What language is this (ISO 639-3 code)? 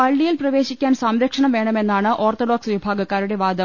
mal